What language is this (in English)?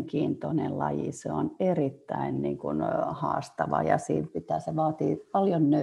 Finnish